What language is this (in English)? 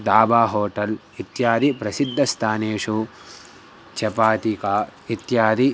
Sanskrit